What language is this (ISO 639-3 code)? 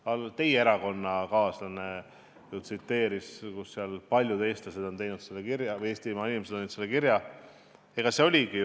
est